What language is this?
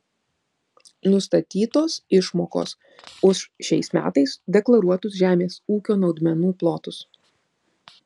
Lithuanian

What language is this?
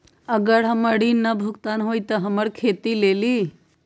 Magahi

